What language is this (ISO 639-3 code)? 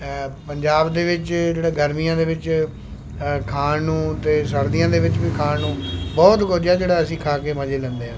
pan